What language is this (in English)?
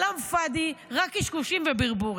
Hebrew